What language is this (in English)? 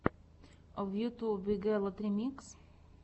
Russian